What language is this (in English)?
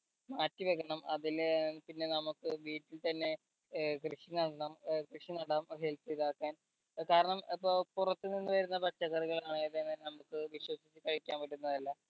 Malayalam